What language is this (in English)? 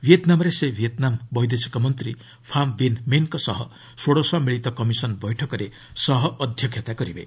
Odia